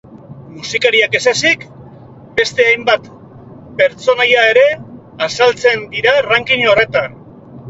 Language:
Basque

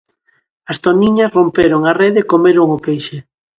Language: Galician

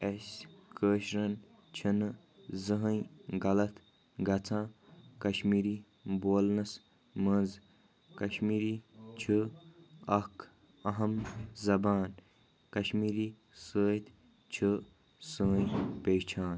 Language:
Kashmiri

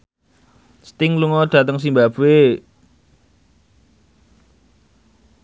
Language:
Javanese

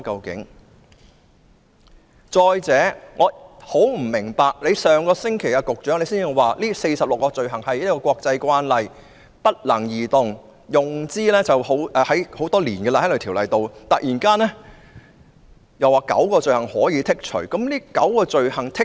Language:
Cantonese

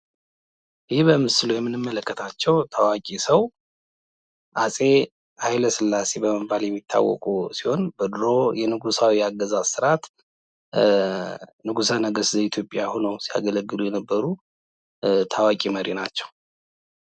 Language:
Amharic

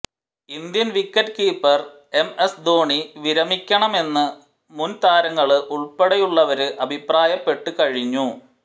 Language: Malayalam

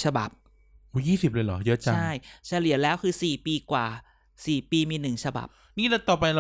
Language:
Thai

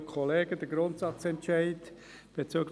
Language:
Swiss German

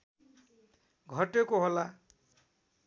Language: Nepali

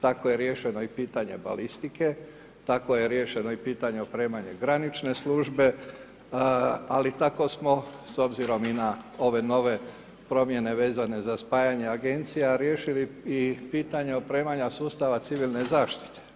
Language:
Croatian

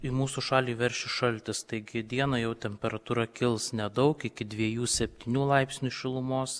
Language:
Lithuanian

